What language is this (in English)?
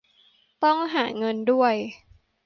Thai